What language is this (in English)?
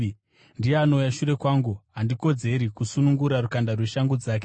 Shona